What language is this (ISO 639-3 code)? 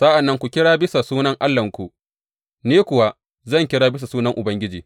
hau